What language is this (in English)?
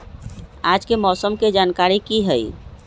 Magahi